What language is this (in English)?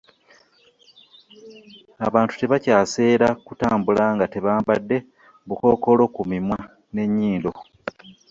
Ganda